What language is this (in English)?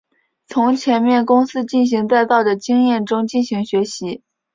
Chinese